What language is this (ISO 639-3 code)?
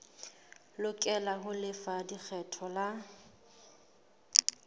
sot